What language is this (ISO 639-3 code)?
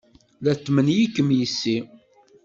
kab